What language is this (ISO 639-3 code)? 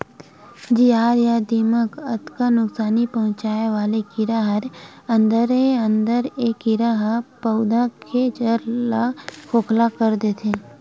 hne